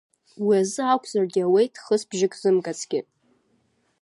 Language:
Abkhazian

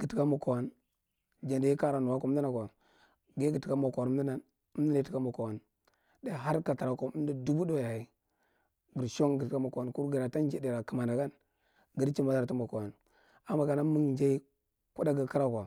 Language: Marghi Central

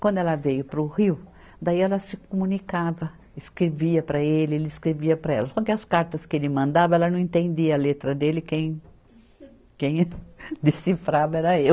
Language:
Portuguese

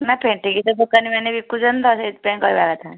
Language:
Odia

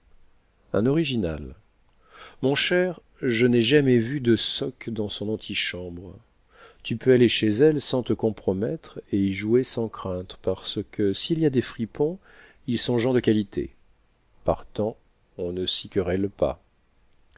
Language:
French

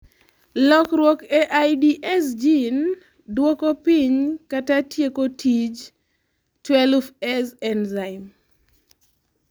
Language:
Luo (Kenya and Tanzania)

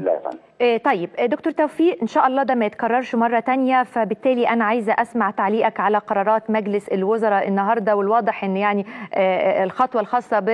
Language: Arabic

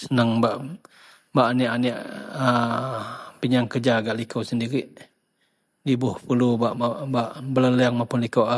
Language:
Central Melanau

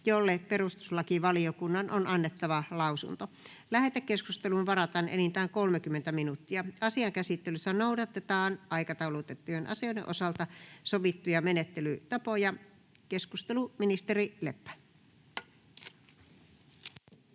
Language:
Finnish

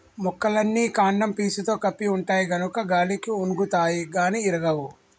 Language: Telugu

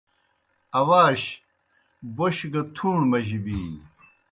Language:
Kohistani Shina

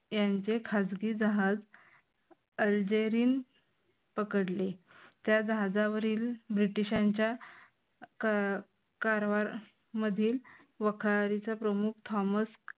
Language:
Marathi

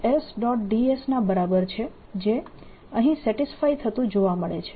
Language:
Gujarati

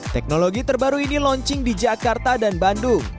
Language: Indonesian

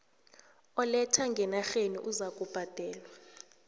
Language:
South Ndebele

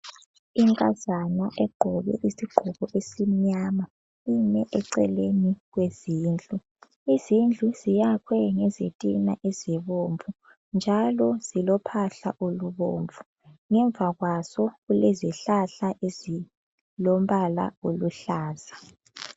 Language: North Ndebele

